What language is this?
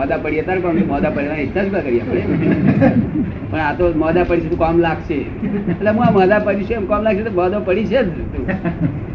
Gujarati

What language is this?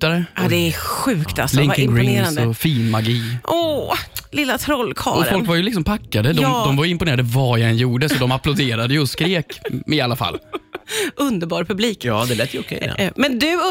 Swedish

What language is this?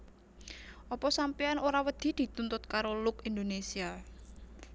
Javanese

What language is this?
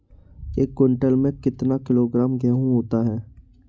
Hindi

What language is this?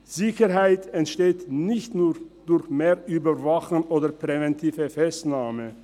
Swiss German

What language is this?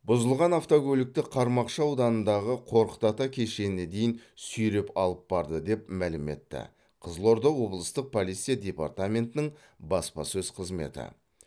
Kazakh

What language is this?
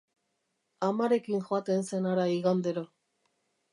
Basque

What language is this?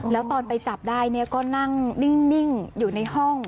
Thai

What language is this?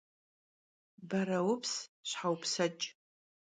Kabardian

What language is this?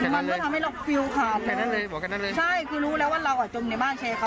Thai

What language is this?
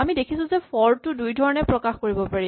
Assamese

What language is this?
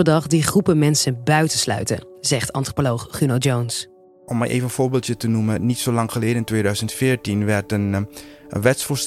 Dutch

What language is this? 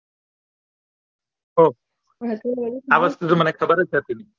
Gujarati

